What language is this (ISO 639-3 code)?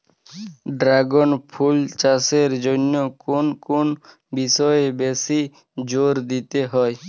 ben